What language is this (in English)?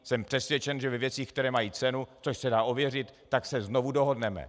Czech